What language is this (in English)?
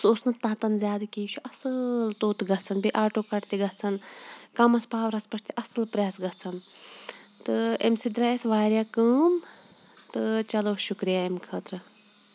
Kashmiri